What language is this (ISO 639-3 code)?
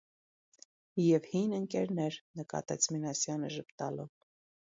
hye